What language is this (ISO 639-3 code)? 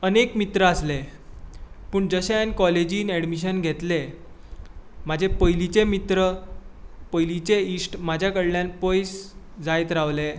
kok